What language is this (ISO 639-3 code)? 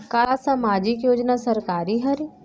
hne